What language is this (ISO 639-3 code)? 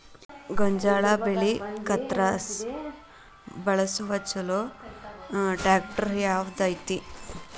kan